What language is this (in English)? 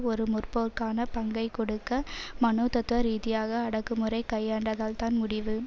Tamil